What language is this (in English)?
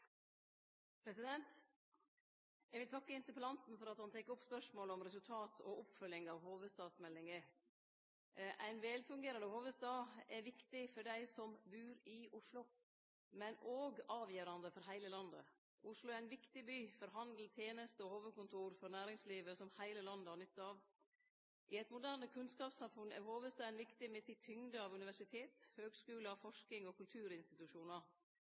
Norwegian